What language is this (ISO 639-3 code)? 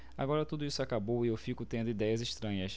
por